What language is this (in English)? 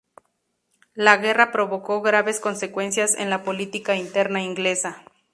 Spanish